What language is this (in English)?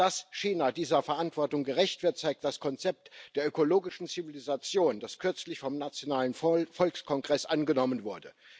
German